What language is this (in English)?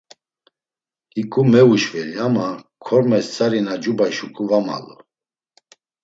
Laz